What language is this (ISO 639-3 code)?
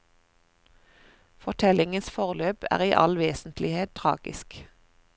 nor